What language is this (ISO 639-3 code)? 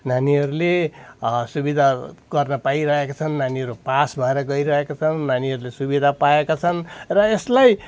nep